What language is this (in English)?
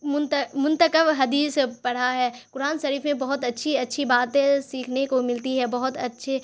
Urdu